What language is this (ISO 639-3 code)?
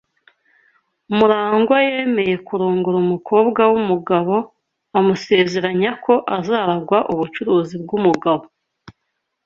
kin